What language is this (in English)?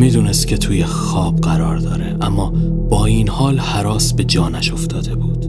Persian